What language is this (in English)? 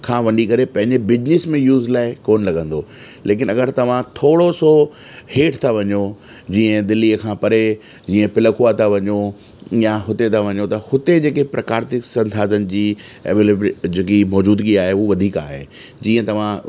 Sindhi